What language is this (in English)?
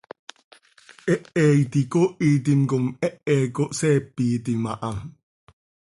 Seri